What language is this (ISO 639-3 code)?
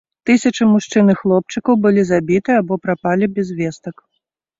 bel